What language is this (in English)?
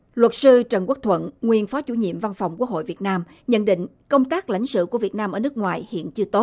Vietnamese